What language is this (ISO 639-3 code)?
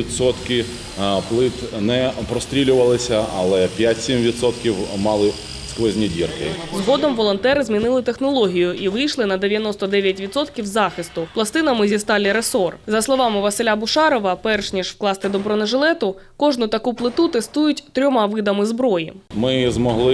ukr